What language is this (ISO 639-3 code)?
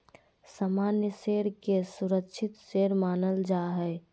mag